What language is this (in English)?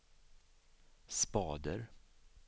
Swedish